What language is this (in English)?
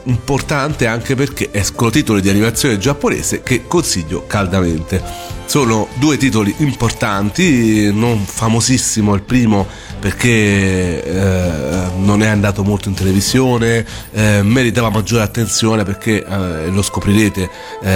Italian